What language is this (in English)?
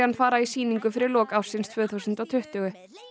Icelandic